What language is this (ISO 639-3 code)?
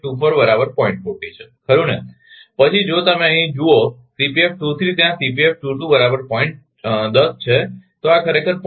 guj